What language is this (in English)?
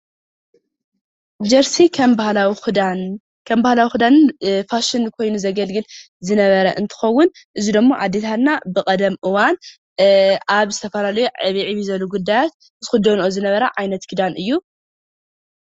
Tigrinya